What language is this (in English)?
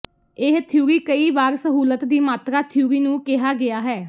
Punjabi